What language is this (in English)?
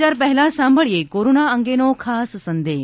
Gujarati